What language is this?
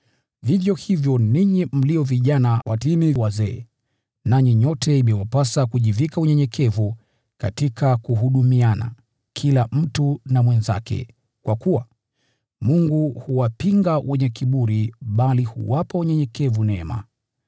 Swahili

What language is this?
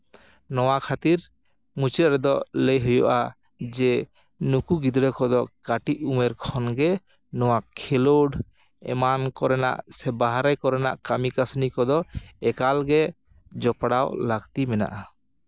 Santali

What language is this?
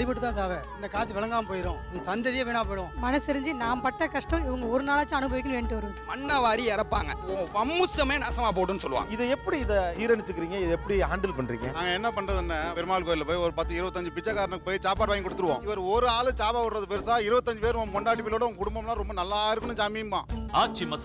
Turkish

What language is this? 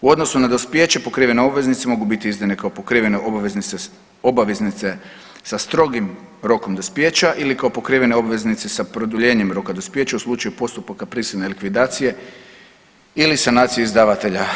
Croatian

